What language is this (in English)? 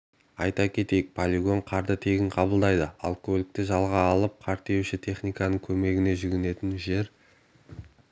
Kazakh